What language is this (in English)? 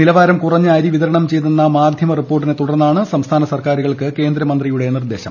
Malayalam